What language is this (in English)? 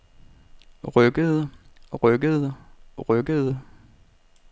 Danish